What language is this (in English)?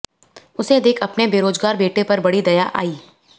Hindi